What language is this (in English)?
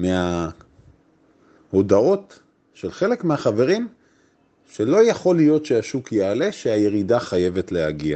Hebrew